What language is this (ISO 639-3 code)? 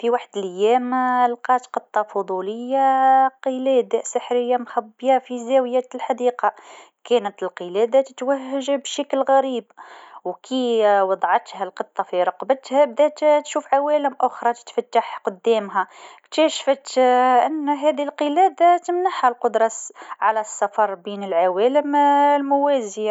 aeb